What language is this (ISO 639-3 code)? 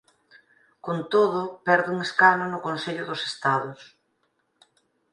glg